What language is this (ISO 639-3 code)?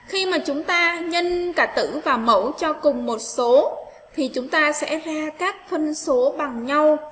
vie